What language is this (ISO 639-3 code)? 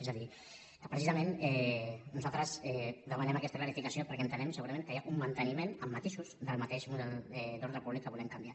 cat